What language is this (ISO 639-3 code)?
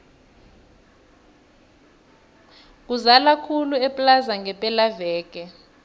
nbl